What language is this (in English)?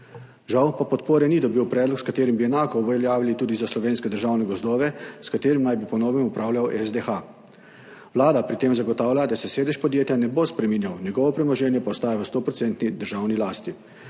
Slovenian